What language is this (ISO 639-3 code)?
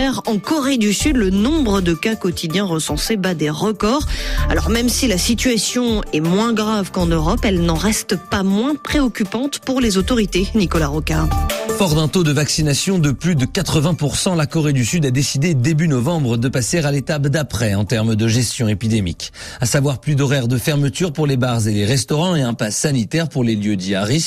fra